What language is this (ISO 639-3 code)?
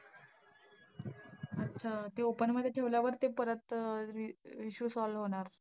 mar